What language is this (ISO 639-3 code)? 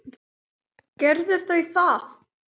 isl